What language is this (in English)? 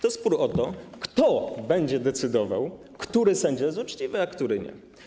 Polish